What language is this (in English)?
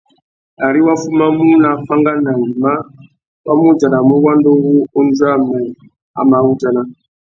Tuki